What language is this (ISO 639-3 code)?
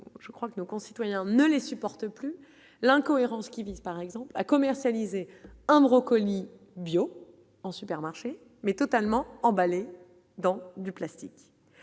fra